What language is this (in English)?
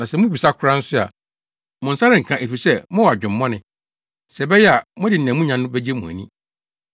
Akan